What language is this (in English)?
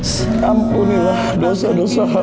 Indonesian